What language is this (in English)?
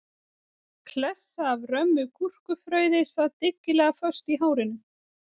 Icelandic